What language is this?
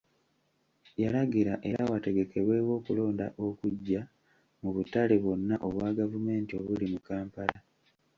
Ganda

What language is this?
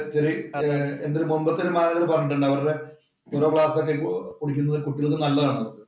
Malayalam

